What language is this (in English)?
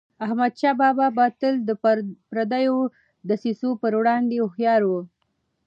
Pashto